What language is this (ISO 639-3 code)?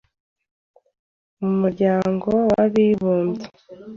kin